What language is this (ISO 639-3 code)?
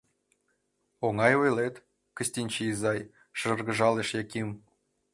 chm